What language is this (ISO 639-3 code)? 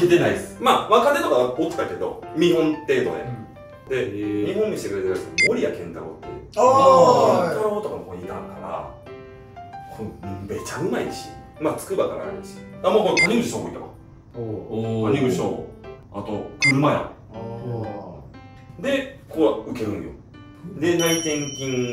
jpn